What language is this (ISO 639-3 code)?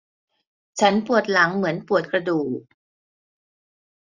tha